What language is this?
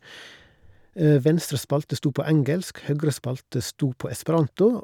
Norwegian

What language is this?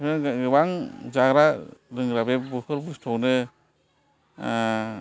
Bodo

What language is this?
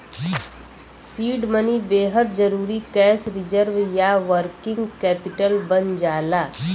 Bhojpuri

